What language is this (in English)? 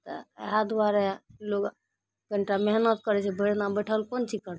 Maithili